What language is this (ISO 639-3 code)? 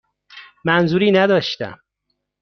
fas